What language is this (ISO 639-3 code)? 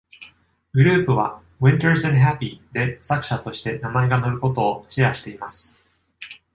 jpn